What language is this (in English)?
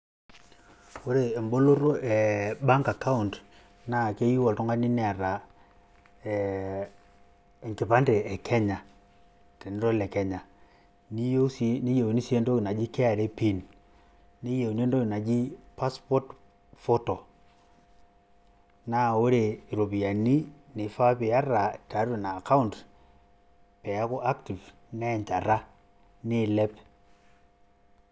Masai